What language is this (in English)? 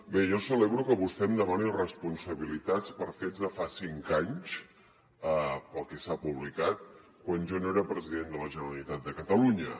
Catalan